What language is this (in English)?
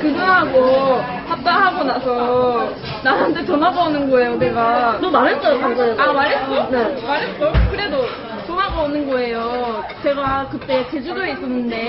Korean